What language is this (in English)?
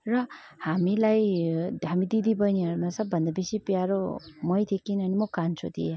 Nepali